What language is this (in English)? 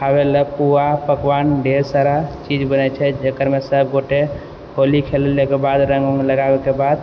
Maithili